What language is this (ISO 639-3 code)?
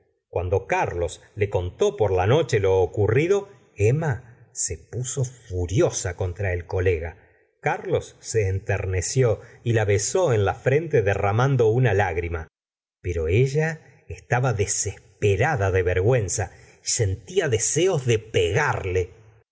spa